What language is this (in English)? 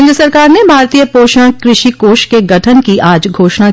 Hindi